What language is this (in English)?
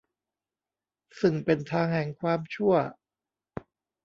Thai